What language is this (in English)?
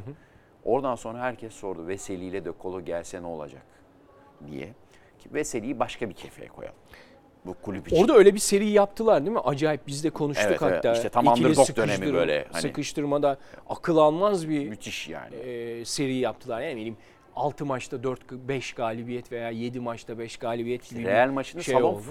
Turkish